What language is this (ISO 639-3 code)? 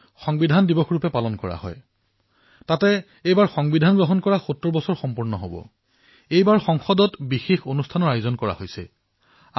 asm